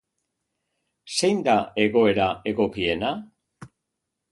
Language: Basque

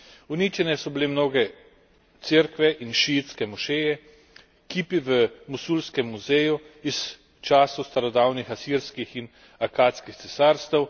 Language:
Slovenian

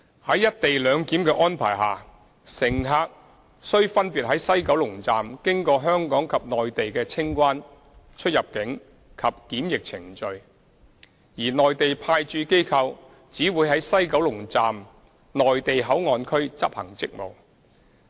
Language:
Cantonese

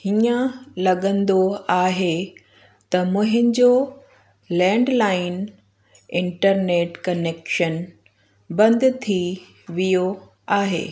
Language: Sindhi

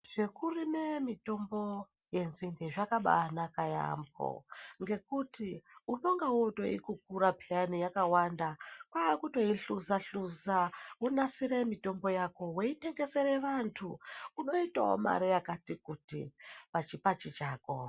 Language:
Ndau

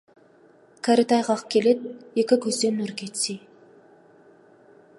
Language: Kazakh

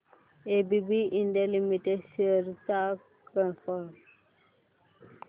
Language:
Marathi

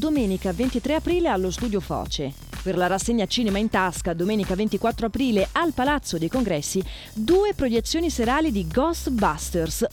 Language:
Italian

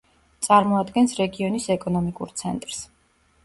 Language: Georgian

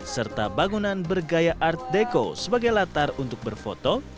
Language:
Indonesian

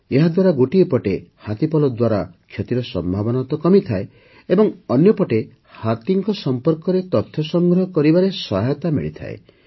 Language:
Odia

